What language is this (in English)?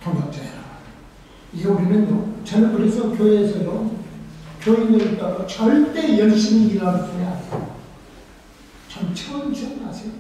Korean